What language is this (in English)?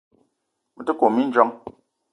Eton (Cameroon)